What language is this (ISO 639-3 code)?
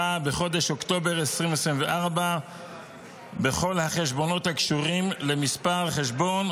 heb